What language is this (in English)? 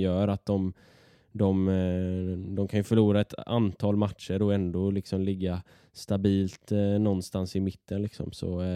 Swedish